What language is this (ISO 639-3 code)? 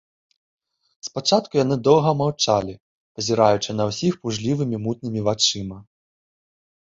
bel